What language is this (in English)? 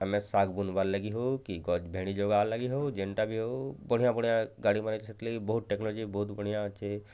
Odia